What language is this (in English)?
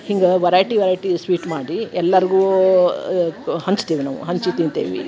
Kannada